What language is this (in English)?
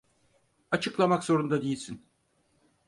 Turkish